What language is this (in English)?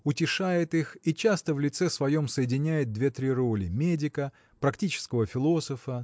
Russian